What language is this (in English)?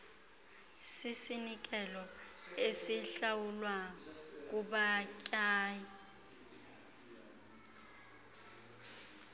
Xhosa